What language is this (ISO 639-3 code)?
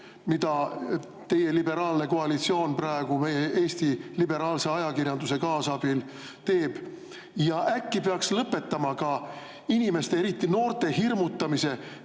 est